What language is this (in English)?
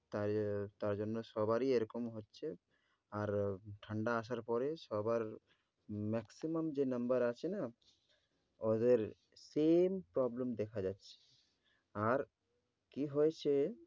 Bangla